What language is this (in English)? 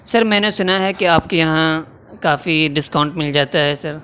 Urdu